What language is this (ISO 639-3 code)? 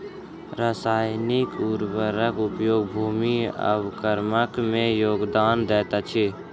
mai